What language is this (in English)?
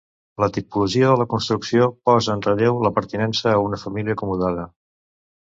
Catalan